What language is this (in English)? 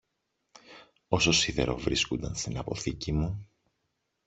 Greek